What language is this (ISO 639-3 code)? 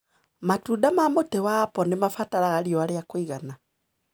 kik